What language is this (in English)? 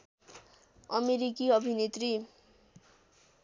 Nepali